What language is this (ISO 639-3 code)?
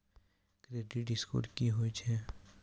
mai